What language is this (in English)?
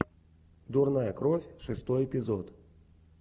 Russian